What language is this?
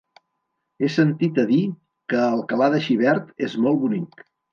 Catalan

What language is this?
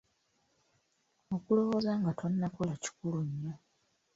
Ganda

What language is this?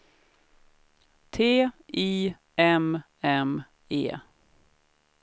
Swedish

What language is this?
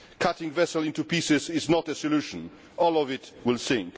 English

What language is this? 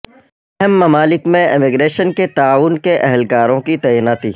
Urdu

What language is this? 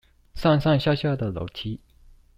Chinese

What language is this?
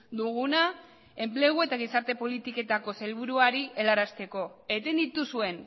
Basque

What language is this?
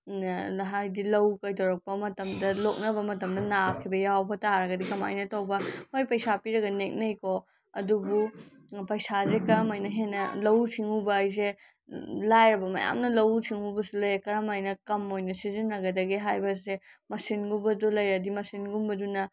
Manipuri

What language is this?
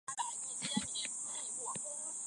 Chinese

